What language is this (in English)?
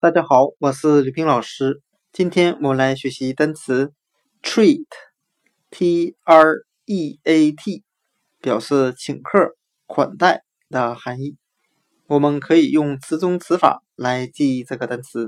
Chinese